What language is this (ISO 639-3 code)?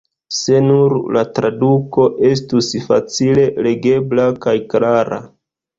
epo